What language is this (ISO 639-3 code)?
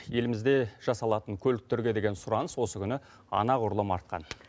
kaz